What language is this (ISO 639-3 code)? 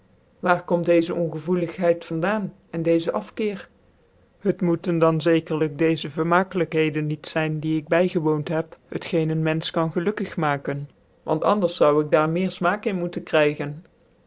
nld